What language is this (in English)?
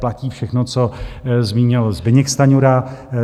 Czech